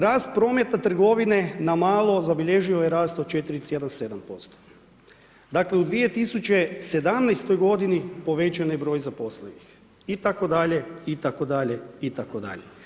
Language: Croatian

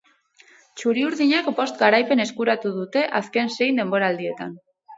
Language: Basque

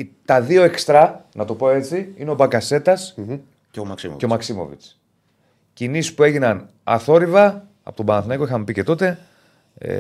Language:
Greek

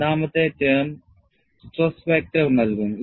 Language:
Malayalam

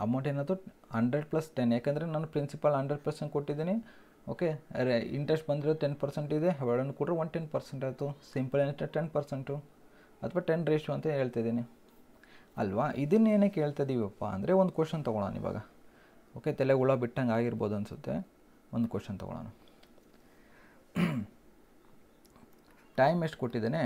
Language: Kannada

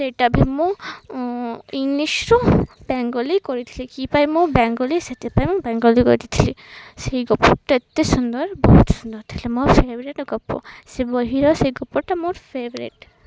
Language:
Odia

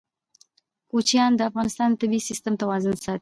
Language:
Pashto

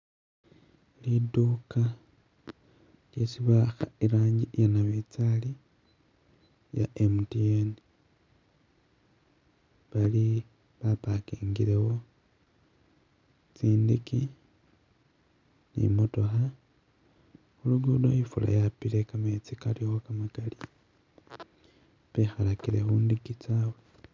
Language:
Masaaba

